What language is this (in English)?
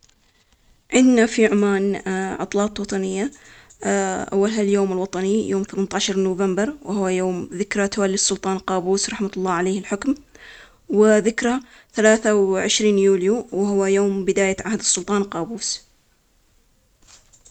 Omani Arabic